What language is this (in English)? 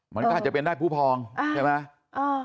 Thai